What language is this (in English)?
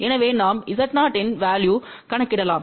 Tamil